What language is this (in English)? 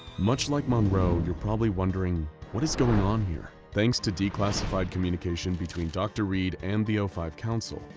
English